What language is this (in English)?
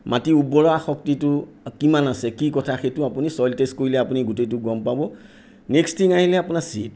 Assamese